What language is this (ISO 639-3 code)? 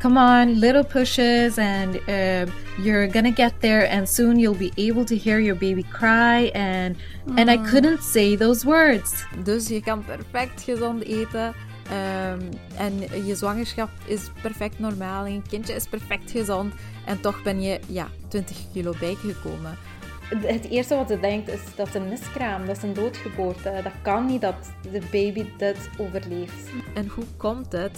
nld